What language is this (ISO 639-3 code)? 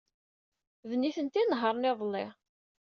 kab